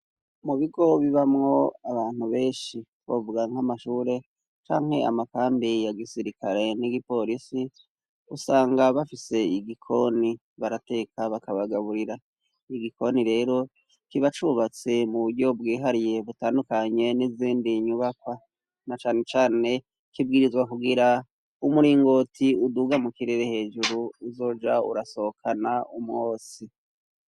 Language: Rundi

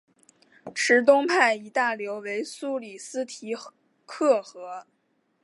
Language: Chinese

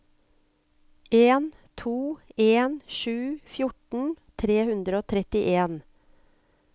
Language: Norwegian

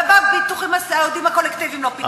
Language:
Hebrew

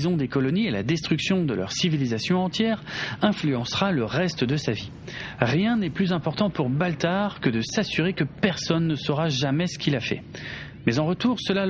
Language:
French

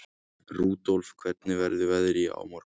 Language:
Icelandic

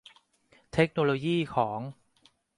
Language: Thai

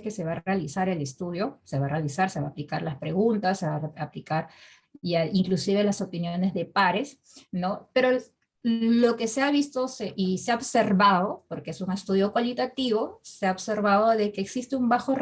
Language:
Spanish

